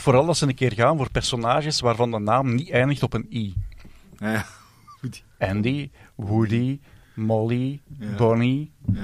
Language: Dutch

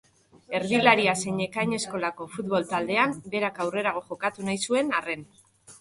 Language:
Basque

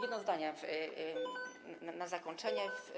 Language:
Polish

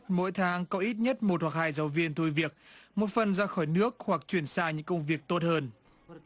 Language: Vietnamese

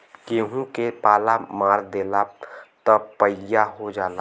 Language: Bhojpuri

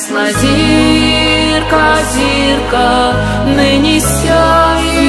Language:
Russian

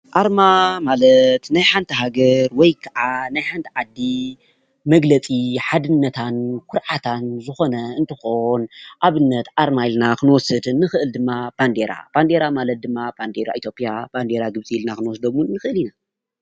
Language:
Tigrinya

